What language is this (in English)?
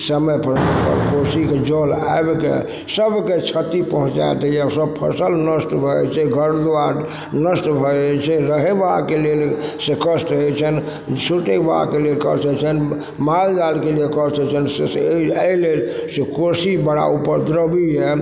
Maithili